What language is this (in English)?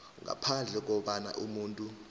South Ndebele